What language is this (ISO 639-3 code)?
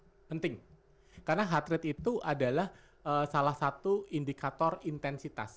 ind